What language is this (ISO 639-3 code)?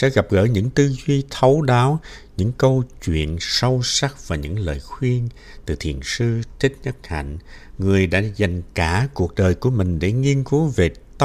vie